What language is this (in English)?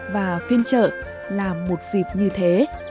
Vietnamese